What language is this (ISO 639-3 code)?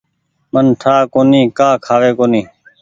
gig